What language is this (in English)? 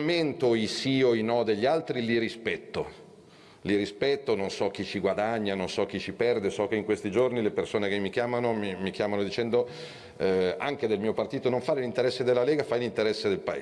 Italian